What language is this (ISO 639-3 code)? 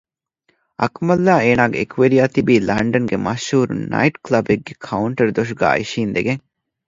div